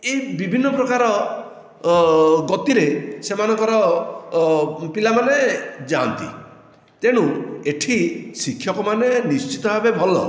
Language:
Odia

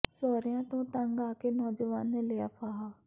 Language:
Punjabi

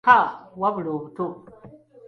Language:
Ganda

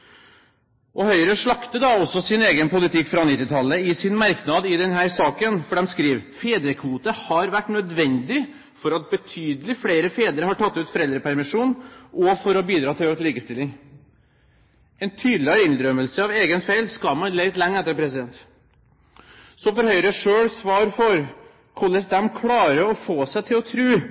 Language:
Norwegian Bokmål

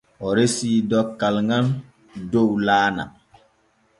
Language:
Borgu Fulfulde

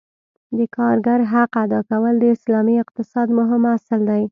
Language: Pashto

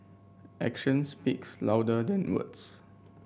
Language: English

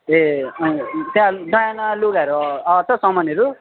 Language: Nepali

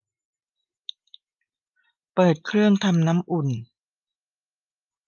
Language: Thai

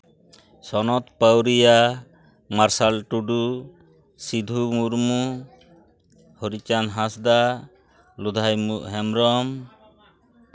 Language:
Santali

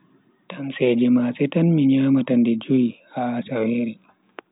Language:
Bagirmi Fulfulde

